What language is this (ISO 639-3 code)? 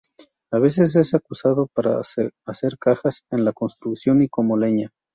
spa